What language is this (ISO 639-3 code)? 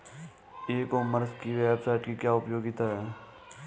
hin